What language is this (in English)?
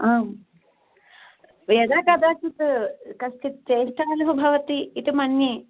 Sanskrit